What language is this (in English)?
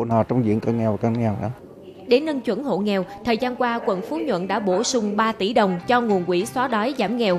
Vietnamese